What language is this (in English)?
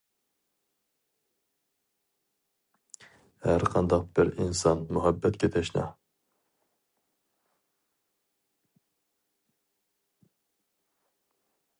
Uyghur